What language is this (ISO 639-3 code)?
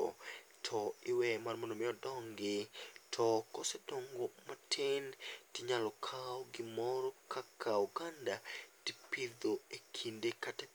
luo